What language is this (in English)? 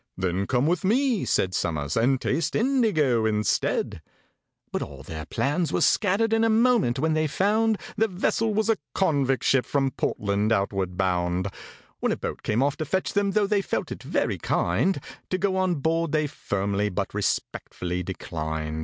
English